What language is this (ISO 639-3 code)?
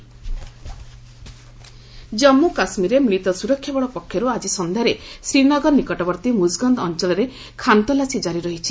ori